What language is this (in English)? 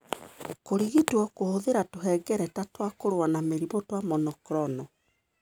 Kikuyu